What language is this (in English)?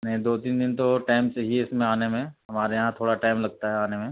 Urdu